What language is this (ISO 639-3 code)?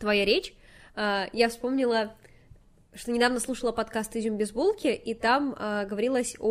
rus